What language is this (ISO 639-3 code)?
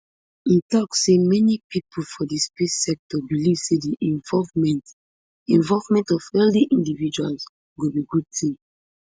pcm